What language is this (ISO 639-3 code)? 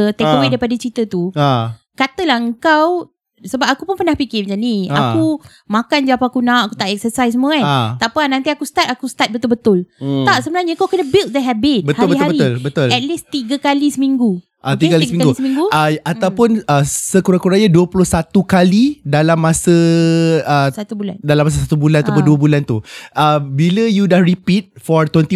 msa